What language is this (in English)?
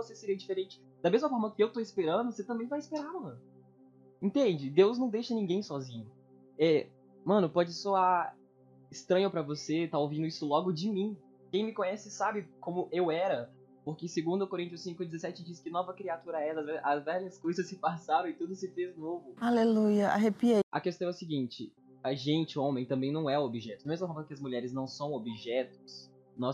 Portuguese